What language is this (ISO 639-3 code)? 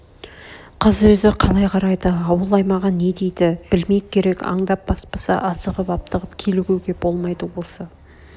kaz